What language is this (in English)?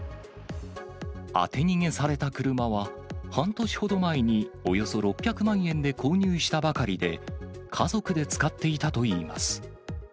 Japanese